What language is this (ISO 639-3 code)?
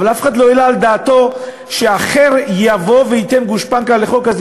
heb